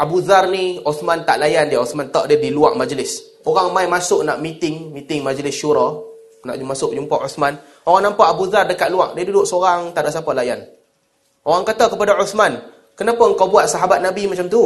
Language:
Malay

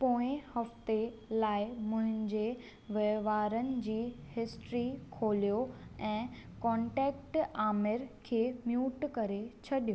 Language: Sindhi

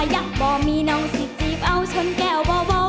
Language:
Thai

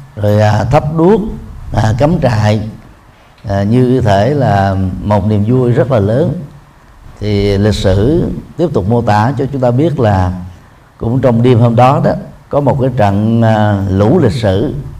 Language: Vietnamese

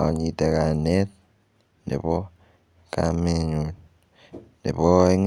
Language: Kalenjin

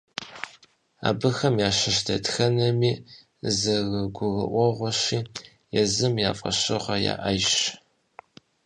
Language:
Kabardian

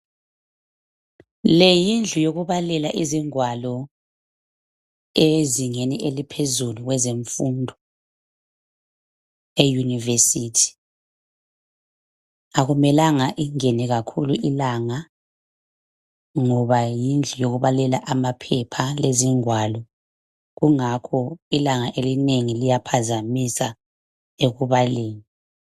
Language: North Ndebele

